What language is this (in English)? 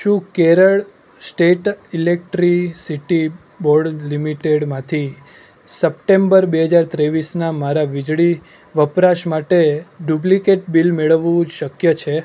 Gujarati